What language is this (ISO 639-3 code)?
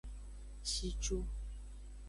ajg